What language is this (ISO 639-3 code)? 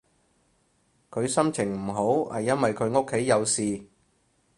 yue